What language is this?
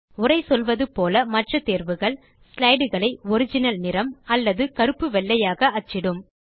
Tamil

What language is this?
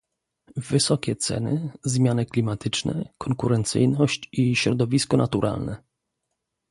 Polish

